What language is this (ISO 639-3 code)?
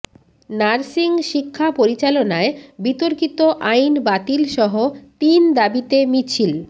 ben